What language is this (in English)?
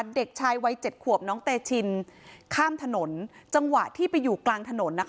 Thai